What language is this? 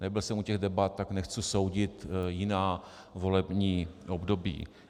Czech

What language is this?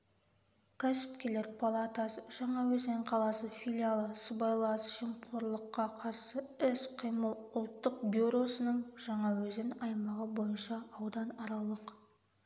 Kazakh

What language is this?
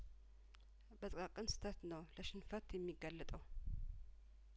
Amharic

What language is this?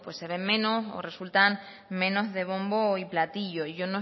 Spanish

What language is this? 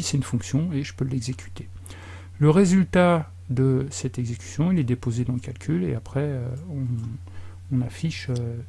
French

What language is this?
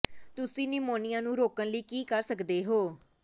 Punjabi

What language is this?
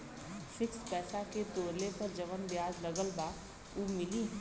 Bhojpuri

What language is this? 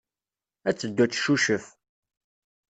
Kabyle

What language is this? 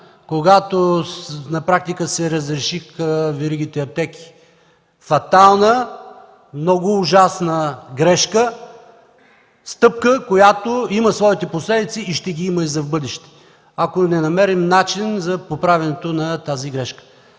Bulgarian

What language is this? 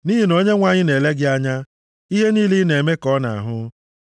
Igbo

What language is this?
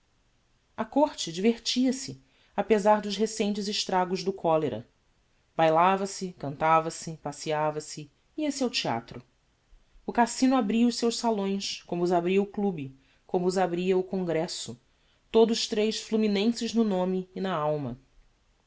Portuguese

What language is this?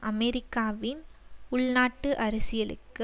Tamil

